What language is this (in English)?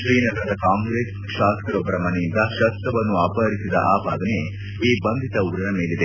Kannada